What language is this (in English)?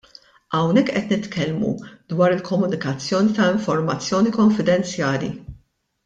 Maltese